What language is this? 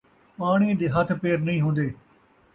Saraiki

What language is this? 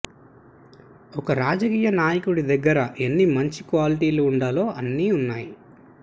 Telugu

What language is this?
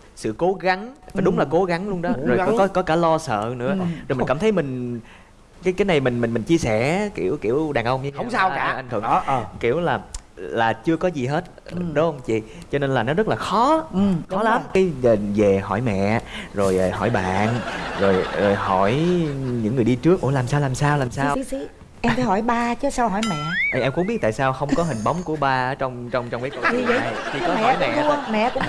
Vietnamese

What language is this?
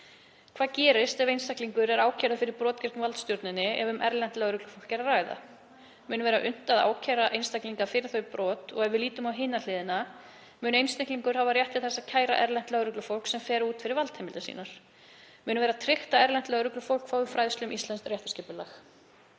Icelandic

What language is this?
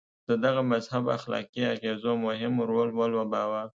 Pashto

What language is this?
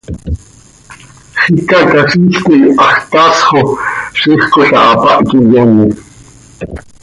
Seri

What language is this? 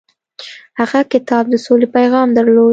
Pashto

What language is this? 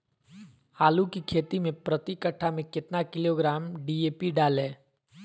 Magahi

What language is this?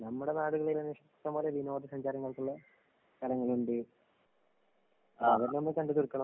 Malayalam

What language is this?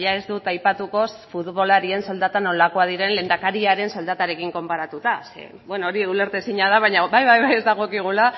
Basque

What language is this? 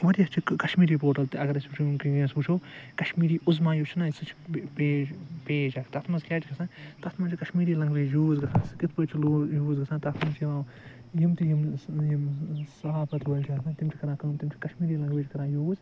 Kashmiri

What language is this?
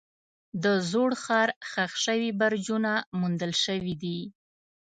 Pashto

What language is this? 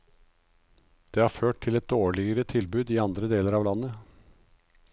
Norwegian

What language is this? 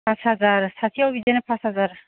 Bodo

